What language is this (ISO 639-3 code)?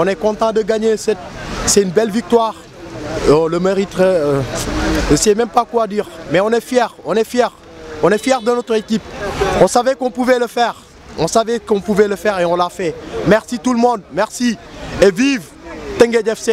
fra